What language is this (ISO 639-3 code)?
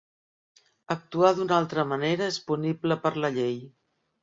cat